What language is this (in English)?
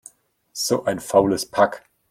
German